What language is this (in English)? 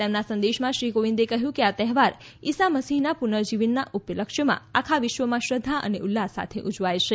Gujarati